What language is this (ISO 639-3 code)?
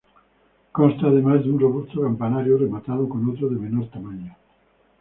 spa